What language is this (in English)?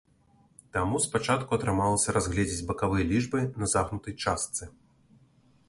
Belarusian